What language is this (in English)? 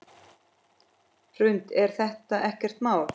Icelandic